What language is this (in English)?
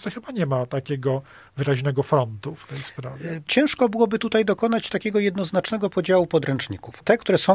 Polish